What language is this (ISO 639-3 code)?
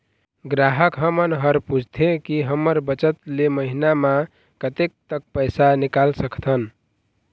hne